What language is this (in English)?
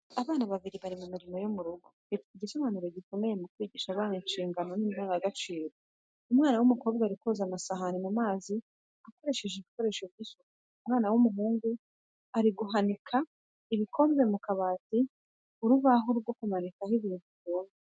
Kinyarwanda